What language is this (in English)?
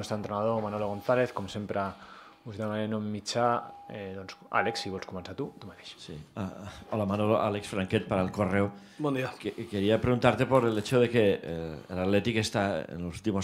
Spanish